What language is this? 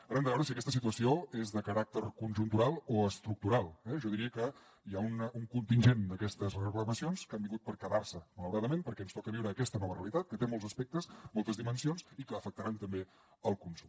Catalan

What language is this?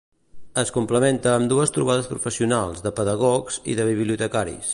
Catalan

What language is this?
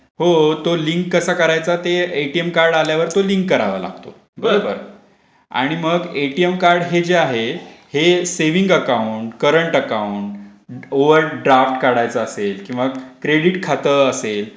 Marathi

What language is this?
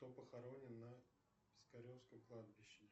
Russian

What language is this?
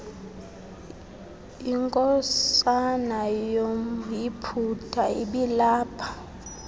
Xhosa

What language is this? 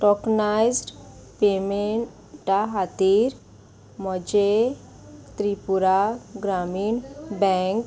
Konkani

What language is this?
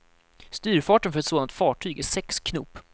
Swedish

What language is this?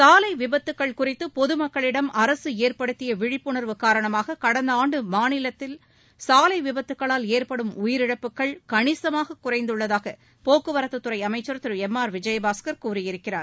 Tamil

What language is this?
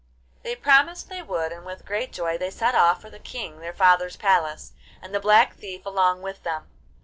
English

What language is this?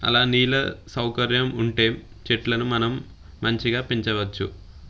Telugu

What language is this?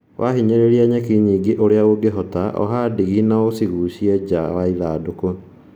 Kikuyu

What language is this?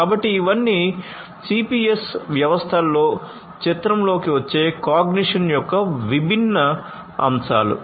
Telugu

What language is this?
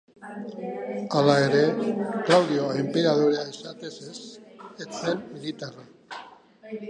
Basque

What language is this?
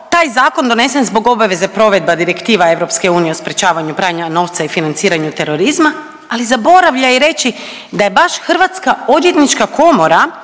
Croatian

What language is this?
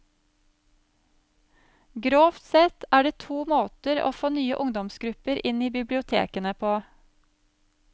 Norwegian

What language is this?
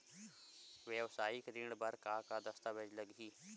Chhattisgarhi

